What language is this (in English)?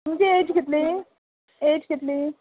Konkani